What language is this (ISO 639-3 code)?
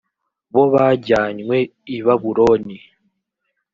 kin